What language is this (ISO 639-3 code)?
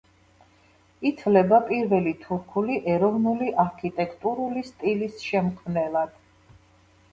kat